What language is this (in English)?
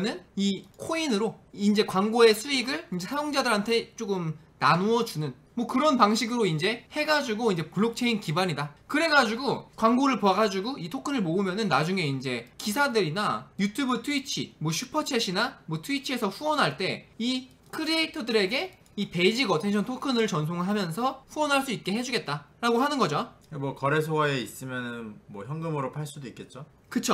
Korean